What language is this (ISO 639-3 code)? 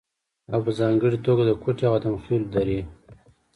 pus